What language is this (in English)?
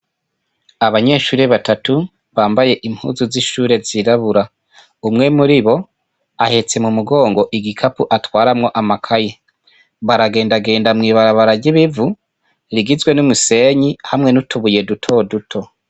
Rundi